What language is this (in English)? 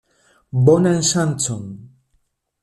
Esperanto